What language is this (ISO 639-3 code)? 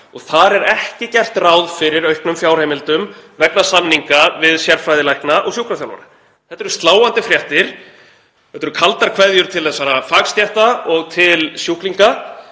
isl